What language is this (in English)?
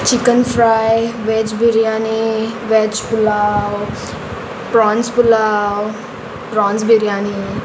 Konkani